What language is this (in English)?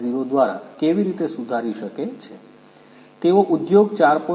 Gujarati